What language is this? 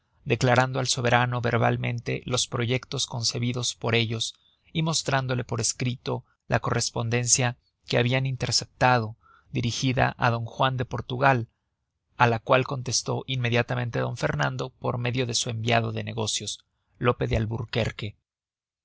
Spanish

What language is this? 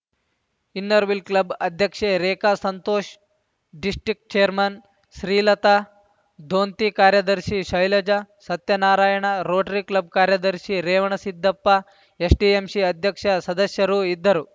Kannada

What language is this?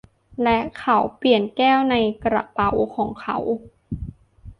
Thai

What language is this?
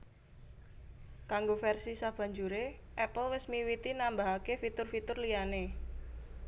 Javanese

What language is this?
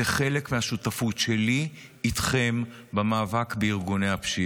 Hebrew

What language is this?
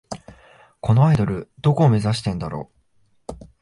Japanese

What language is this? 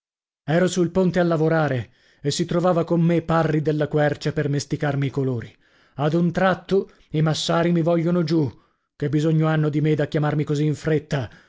Italian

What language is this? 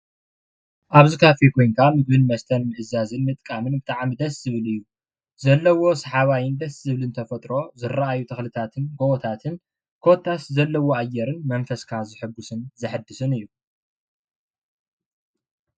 Tigrinya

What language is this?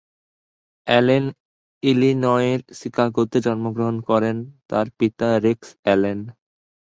Bangla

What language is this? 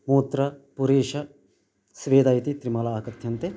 Sanskrit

